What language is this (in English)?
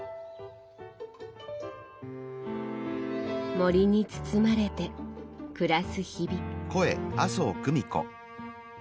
Japanese